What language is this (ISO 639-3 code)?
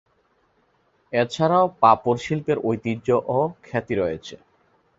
ben